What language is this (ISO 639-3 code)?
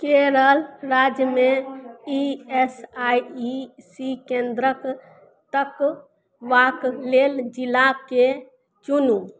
mai